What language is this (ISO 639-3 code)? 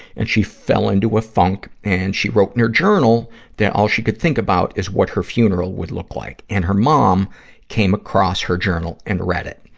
eng